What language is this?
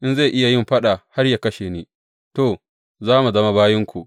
Hausa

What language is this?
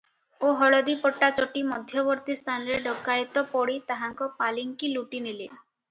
Odia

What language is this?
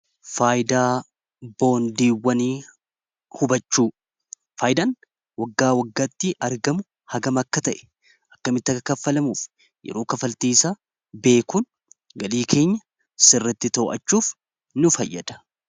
Oromo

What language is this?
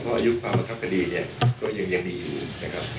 Thai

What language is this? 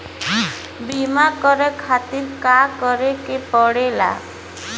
Bhojpuri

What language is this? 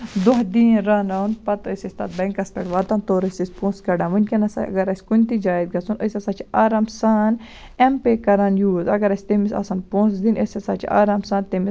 Kashmiri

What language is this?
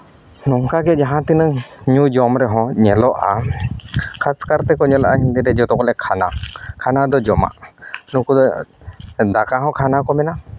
Santali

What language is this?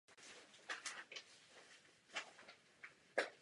Czech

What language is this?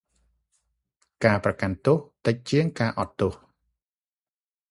Khmer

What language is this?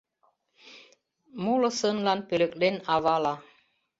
Mari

